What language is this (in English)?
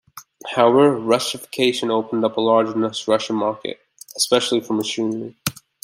English